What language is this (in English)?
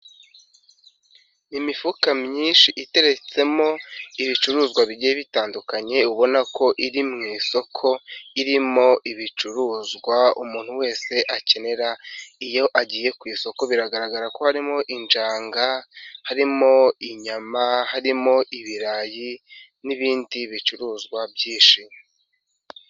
Kinyarwanda